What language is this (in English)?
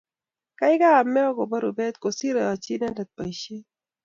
Kalenjin